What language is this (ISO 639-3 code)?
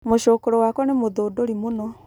kik